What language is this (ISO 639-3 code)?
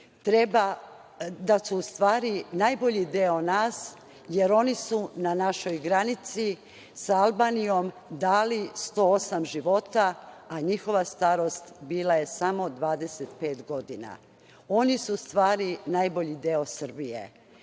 srp